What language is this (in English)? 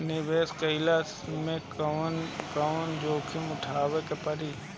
Bhojpuri